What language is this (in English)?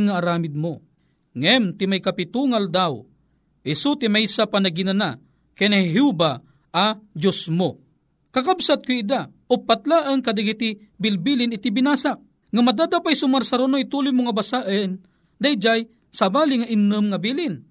Filipino